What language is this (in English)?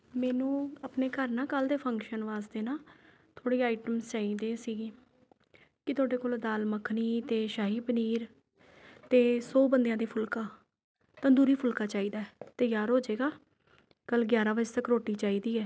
Punjabi